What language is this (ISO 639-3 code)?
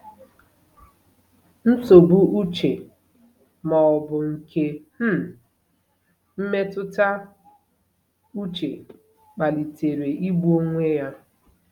ibo